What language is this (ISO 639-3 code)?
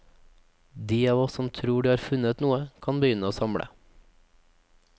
nor